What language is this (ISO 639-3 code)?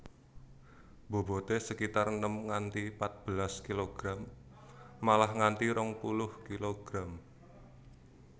jav